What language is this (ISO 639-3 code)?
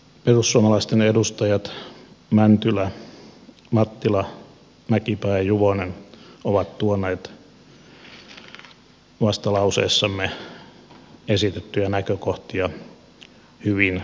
fin